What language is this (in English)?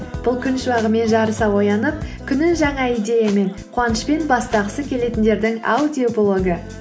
Kazakh